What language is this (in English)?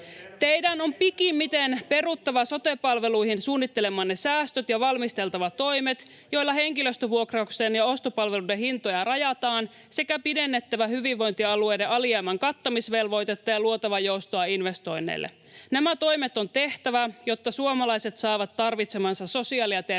Finnish